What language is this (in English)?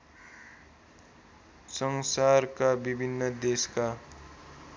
Nepali